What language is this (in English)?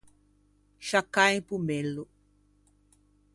Ligurian